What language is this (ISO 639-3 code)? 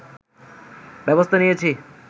ben